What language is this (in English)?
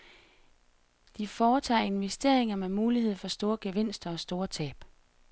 Danish